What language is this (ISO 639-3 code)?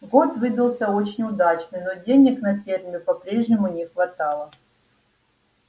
rus